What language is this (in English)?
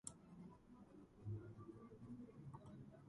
Georgian